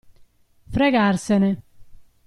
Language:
Italian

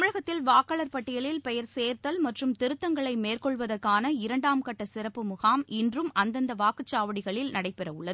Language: Tamil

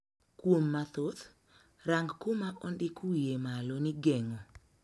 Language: Luo (Kenya and Tanzania)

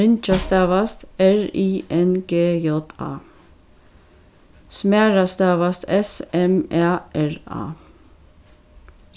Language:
Faroese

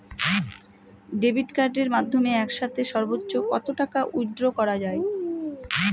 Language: Bangla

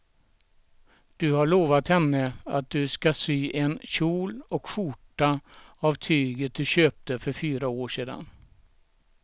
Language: Swedish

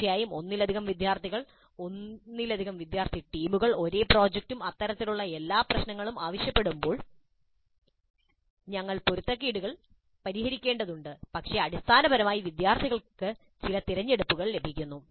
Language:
Malayalam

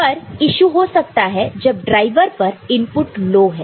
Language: Hindi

